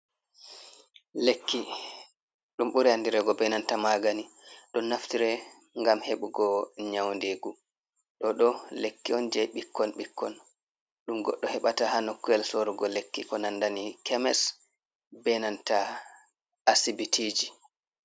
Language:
Fula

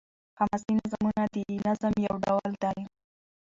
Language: Pashto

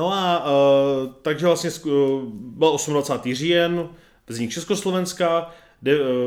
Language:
Czech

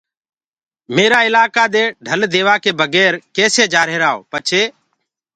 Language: Gurgula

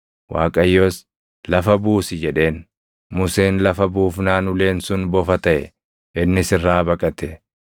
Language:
Oromo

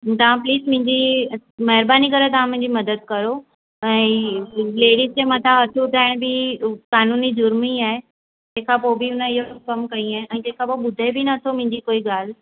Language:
Sindhi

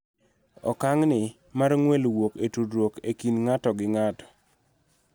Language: Luo (Kenya and Tanzania)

